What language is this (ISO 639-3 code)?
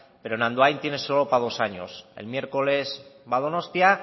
spa